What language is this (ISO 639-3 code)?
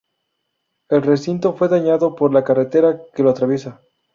spa